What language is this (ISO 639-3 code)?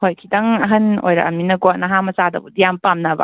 mni